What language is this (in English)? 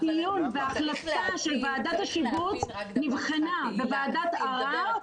Hebrew